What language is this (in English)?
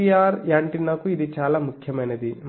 Telugu